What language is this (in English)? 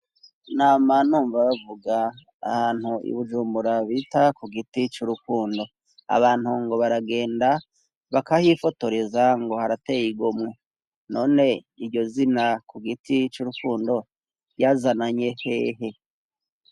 Rundi